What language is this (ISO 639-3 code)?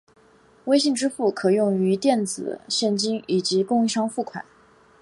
zho